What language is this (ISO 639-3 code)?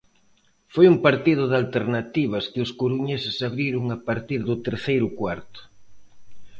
glg